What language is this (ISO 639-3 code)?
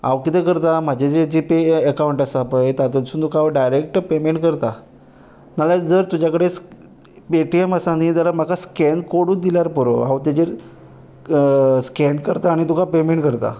kok